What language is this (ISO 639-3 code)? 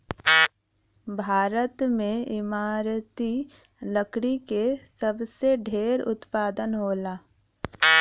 bho